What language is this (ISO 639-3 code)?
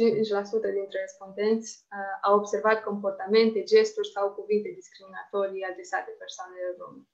ron